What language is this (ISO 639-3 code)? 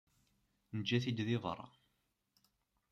kab